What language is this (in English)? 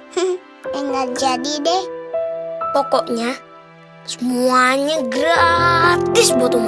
Indonesian